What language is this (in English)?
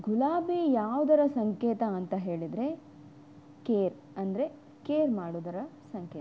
Kannada